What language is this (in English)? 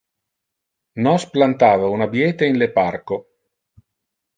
Interlingua